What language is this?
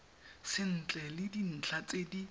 Tswana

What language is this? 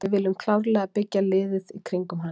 Icelandic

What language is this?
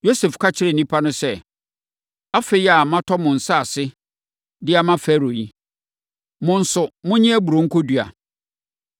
Akan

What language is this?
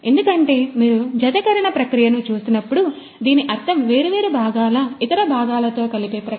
Telugu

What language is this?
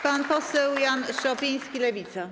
Polish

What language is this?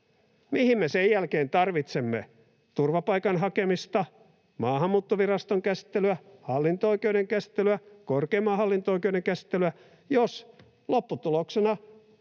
Finnish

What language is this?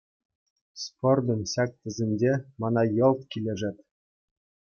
Chuvash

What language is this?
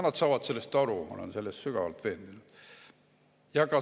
Estonian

